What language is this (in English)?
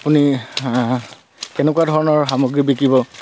Assamese